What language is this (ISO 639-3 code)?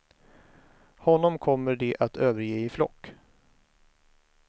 swe